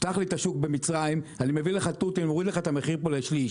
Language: Hebrew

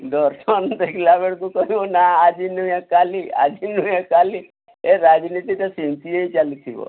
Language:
Odia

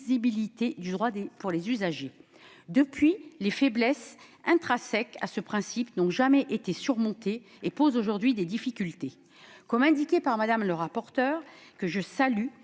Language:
French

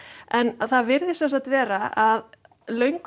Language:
Icelandic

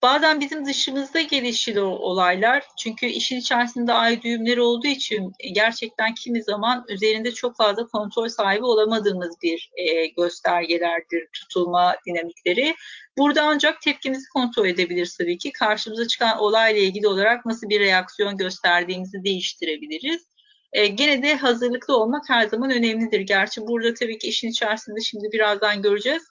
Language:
Turkish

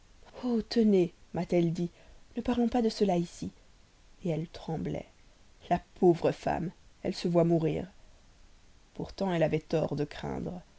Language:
French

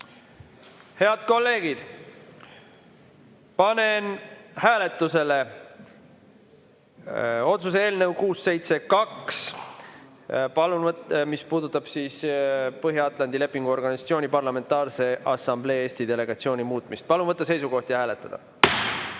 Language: Estonian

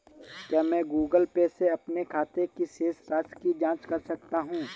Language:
Hindi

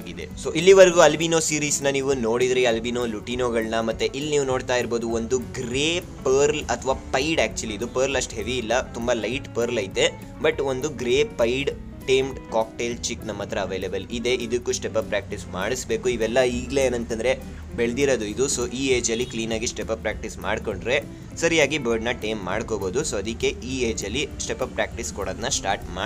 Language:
Kannada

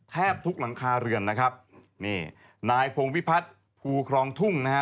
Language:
Thai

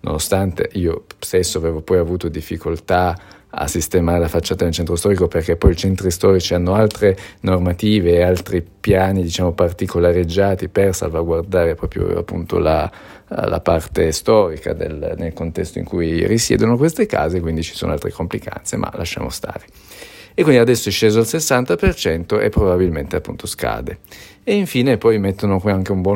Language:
Italian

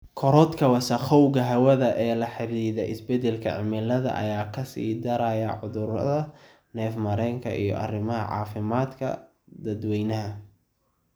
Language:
Somali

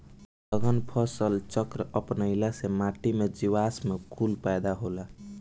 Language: Bhojpuri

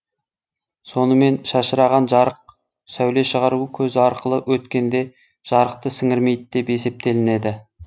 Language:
Kazakh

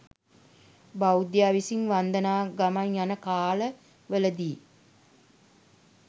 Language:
Sinhala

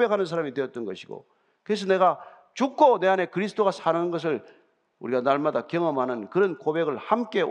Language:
Korean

